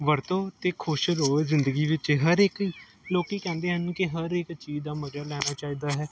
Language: Punjabi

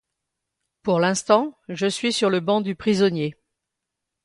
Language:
French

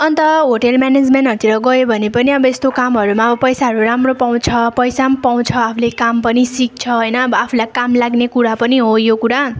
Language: Nepali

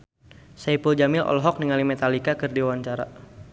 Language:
Sundanese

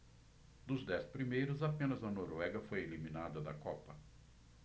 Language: Portuguese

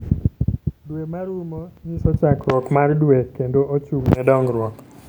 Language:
Luo (Kenya and Tanzania)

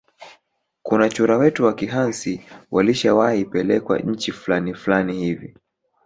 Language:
Swahili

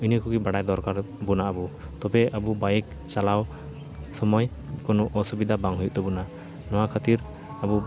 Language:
Santali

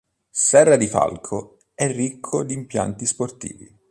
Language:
Italian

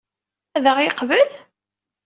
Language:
Kabyle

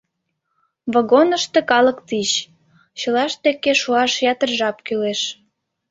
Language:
Mari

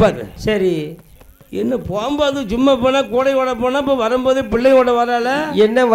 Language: Arabic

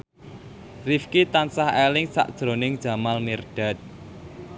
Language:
Javanese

